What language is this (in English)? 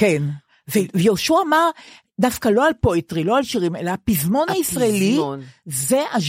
Hebrew